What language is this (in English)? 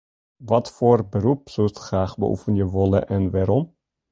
Western Frisian